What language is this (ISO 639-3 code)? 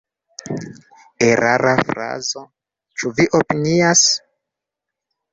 epo